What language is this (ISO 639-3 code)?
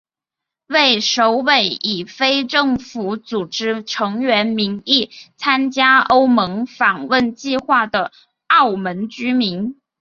zho